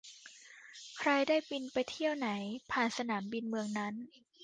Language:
Thai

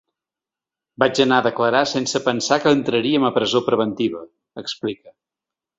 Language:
Catalan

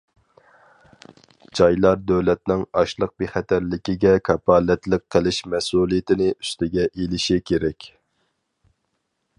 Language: Uyghur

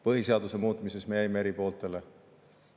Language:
Estonian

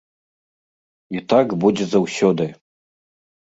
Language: Belarusian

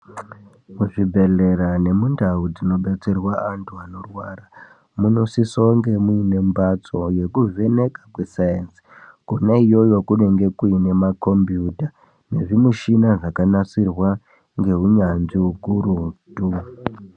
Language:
Ndau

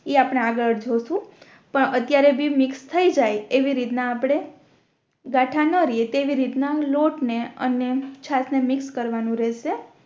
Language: Gujarati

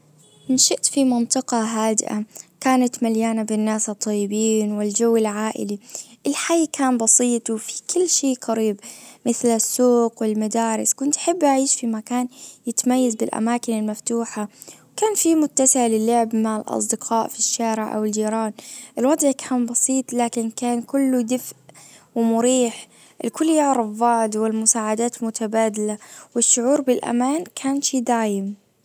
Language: Najdi Arabic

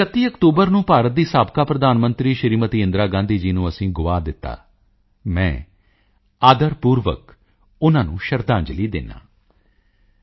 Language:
Punjabi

